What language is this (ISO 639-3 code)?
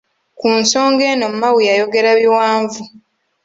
lug